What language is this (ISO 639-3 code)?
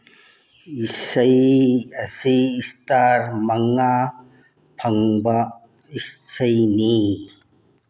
mni